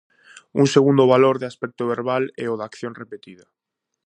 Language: Galician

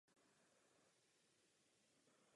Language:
Czech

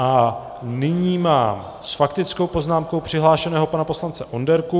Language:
Czech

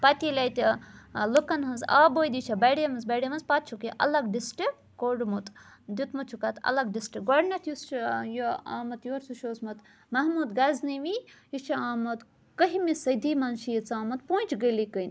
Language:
Kashmiri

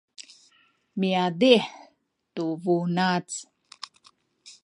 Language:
Sakizaya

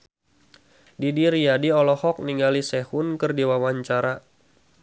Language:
Sundanese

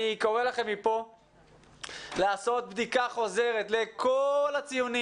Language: Hebrew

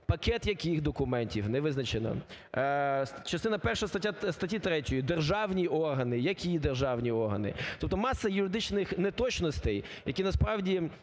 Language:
Ukrainian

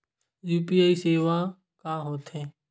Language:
Chhattisgarhi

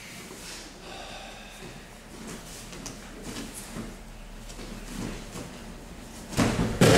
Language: Romanian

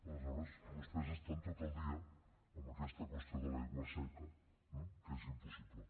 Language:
Catalan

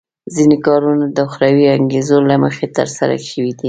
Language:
Pashto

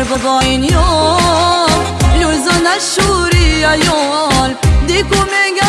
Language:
Turkish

